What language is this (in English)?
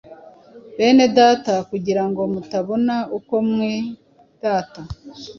Kinyarwanda